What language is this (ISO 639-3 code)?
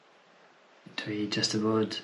cym